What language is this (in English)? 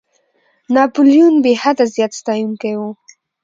Pashto